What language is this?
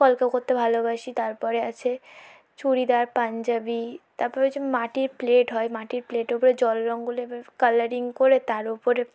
Bangla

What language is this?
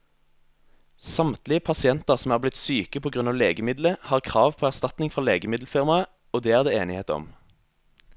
Norwegian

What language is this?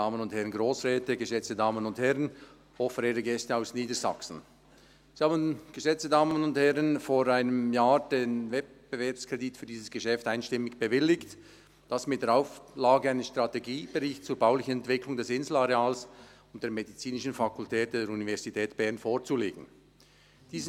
Swiss German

